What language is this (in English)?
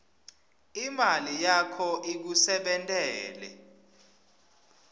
Swati